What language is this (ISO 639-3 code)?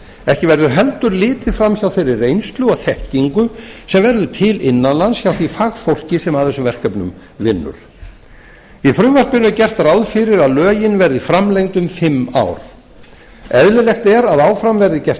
isl